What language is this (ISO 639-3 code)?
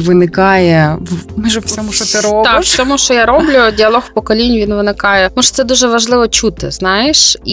ukr